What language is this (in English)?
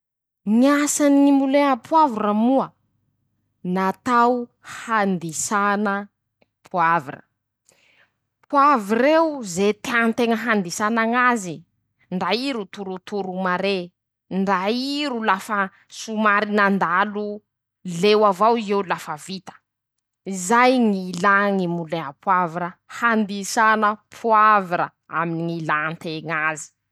Masikoro Malagasy